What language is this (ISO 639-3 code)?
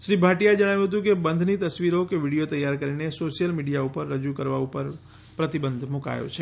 guj